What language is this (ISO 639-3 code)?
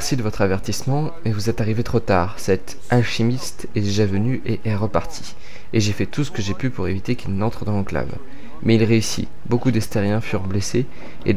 fra